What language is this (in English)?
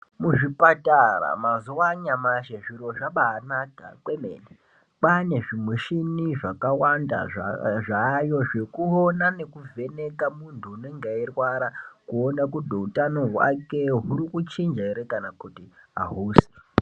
Ndau